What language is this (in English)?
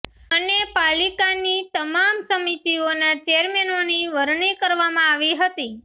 Gujarati